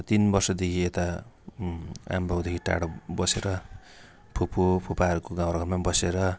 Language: Nepali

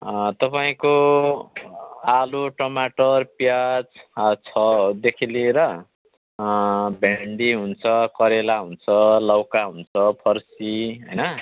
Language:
Nepali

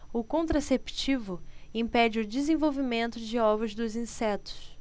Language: Portuguese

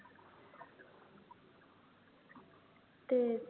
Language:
Marathi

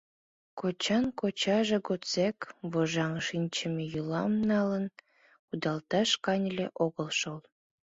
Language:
Mari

